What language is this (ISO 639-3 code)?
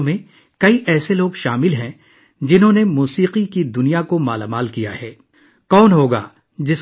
urd